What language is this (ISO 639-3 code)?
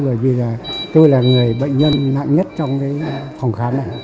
vie